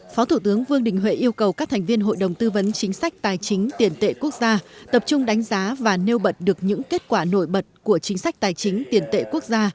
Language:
Vietnamese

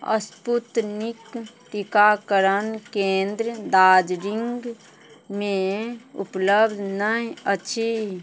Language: Maithili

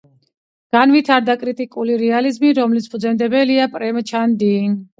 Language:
Georgian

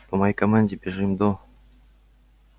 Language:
Russian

